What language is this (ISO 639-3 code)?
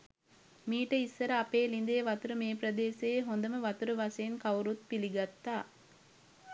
sin